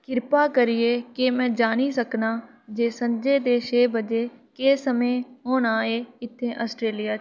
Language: Dogri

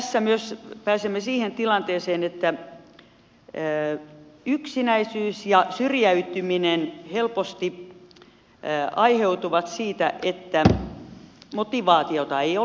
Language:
Finnish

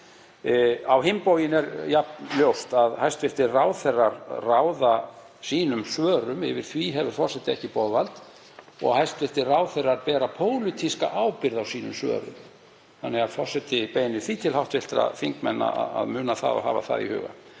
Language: Icelandic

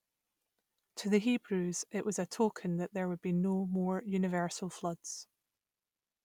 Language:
English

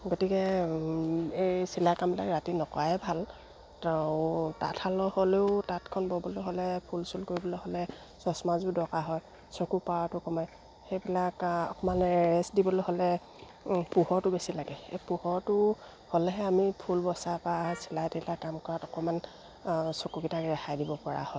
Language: Assamese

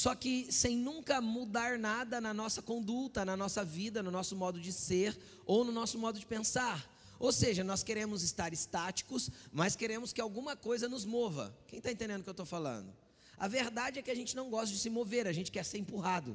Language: Portuguese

